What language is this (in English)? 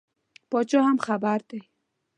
Pashto